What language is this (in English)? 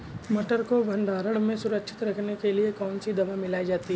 Hindi